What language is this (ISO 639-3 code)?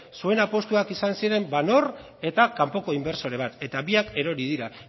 eus